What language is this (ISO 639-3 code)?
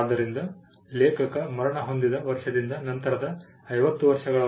kan